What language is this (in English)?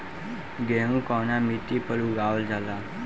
Bhojpuri